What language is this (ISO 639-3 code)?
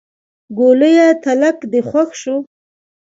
pus